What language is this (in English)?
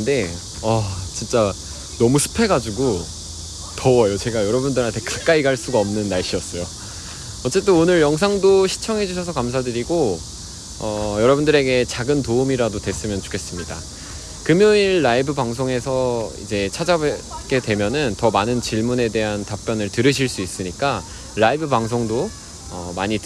Korean